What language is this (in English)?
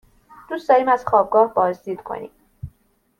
Persian